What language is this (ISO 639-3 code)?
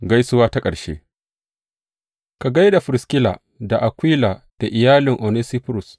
hau